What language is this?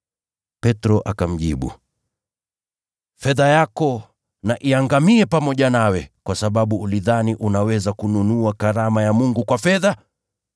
Swahili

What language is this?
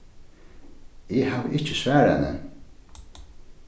Faroese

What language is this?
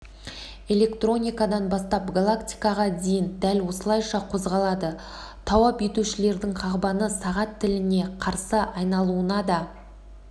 Kazakh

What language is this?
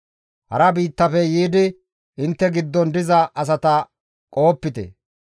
Gamo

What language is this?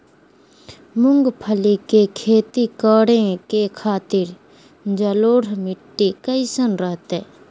Magahi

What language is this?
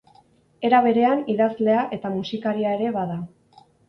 Basque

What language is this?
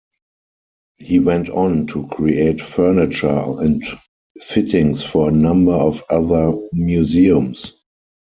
English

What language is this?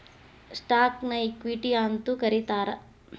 Kannada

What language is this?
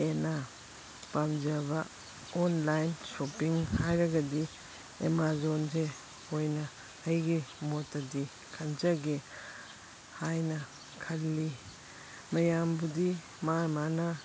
Manipuri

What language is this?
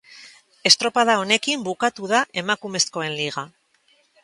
Basque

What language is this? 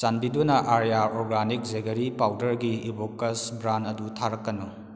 Manipuri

